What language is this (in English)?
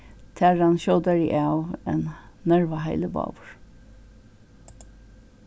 Faroese